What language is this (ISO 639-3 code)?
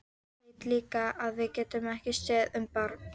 isl